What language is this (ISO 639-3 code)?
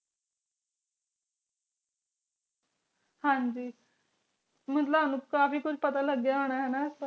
pan